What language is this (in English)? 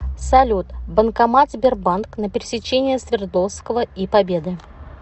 Russian